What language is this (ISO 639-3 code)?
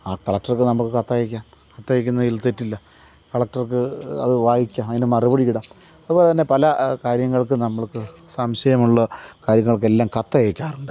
mal